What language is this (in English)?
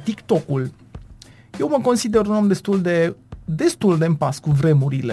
Romanian